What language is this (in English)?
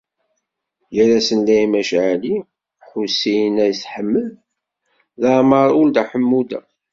Kabyle